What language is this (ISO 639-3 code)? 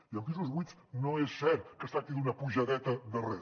cat